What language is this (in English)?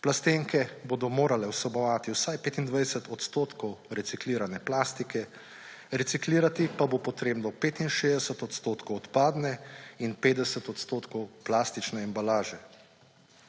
Slovenian